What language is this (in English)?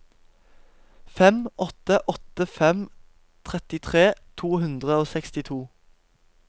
Norwegian